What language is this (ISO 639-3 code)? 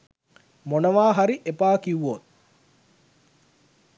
sin